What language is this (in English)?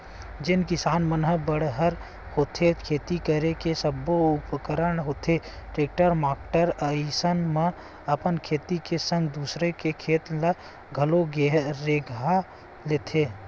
Chhattisgarhi